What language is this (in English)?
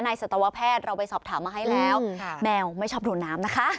Thai